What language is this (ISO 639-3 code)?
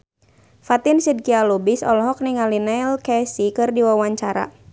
sun